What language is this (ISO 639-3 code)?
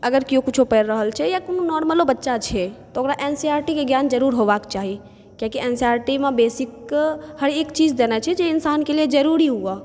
mai